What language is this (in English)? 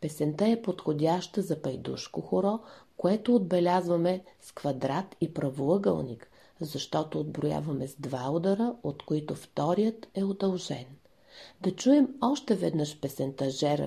Bulgarian